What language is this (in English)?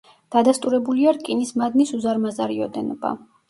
Georgian